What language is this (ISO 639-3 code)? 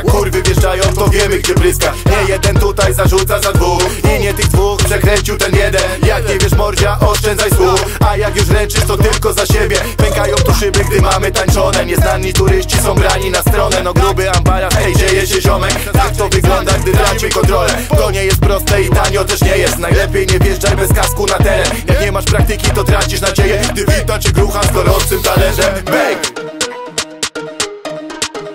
pol